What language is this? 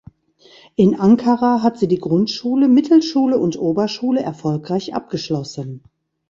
German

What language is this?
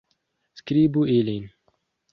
Esperanto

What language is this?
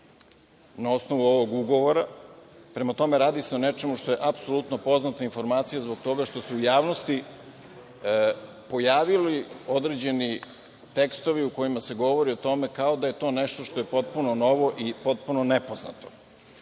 Serbian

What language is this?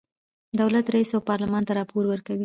Pashto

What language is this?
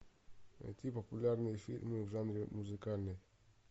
Russian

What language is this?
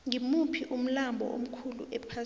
South Ndebele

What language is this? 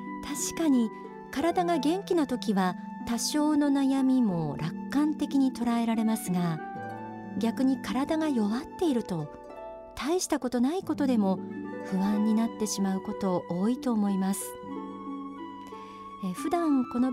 Japanese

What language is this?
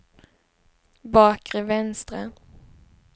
Swedish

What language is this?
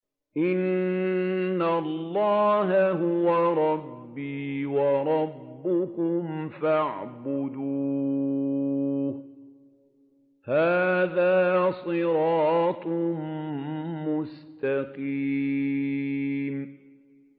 Arabic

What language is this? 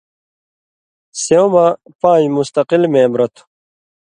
Indus Kohistani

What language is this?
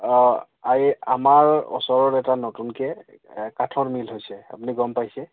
Assamese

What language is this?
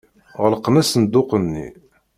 Kabyle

